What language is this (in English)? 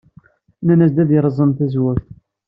Kabyle